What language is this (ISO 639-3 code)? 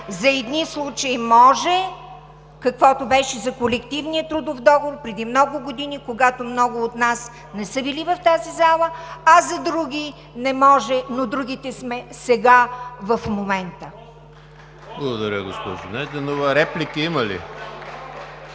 bul